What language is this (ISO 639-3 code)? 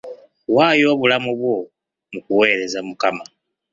lug